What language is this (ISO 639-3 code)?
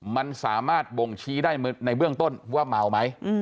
tha